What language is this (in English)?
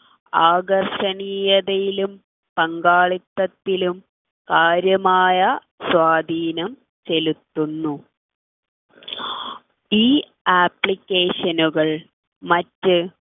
Malayalam